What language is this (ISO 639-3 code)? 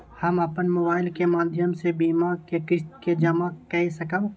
mai